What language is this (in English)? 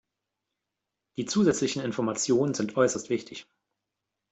German